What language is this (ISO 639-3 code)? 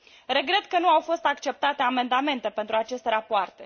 ron